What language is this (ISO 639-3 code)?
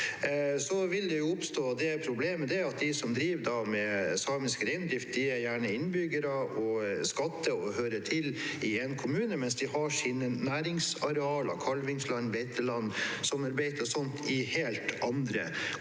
nor